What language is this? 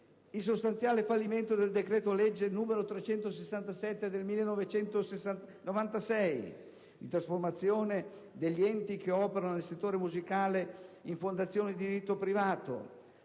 Italian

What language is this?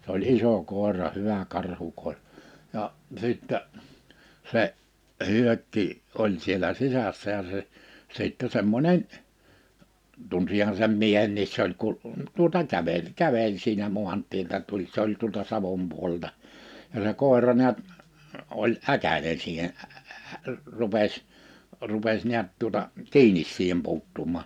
Finnish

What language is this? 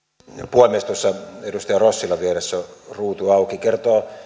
Finnish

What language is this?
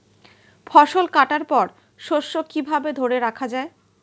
Bangla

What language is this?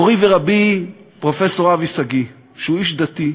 Hebrew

